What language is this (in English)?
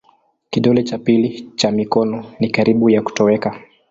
Swahili